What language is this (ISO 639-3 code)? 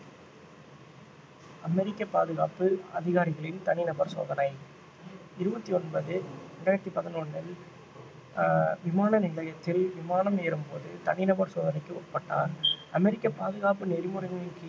tam